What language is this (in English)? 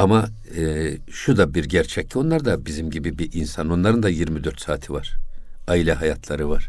Turkish